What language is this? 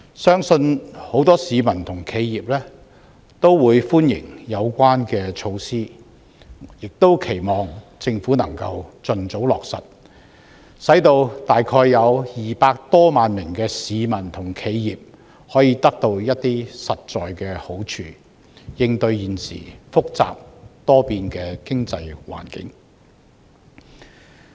Cantonese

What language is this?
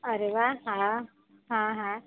Gujarati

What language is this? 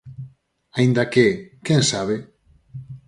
Galician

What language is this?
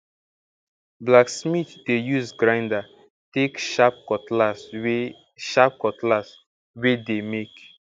Nigerian Pidgin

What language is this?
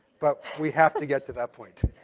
English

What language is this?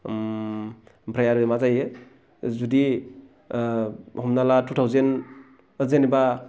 Bodo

